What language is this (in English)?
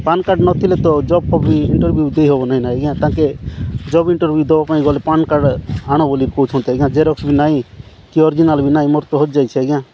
Odia